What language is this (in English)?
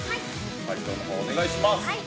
Japanese